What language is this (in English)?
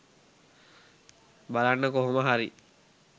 Sinhala